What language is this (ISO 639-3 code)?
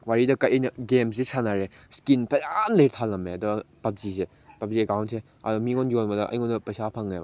mni